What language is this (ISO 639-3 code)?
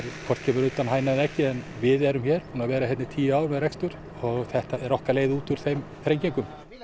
isl